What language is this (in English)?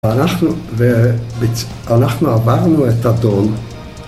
Hebrew